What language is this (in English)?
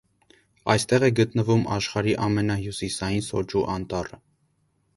Armenian